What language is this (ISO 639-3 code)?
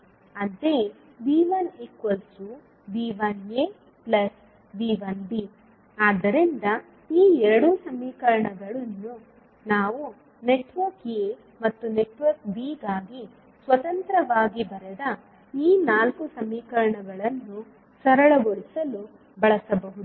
kan